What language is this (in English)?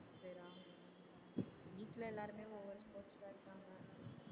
Tamil